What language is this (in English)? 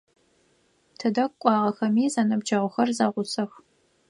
Adyghe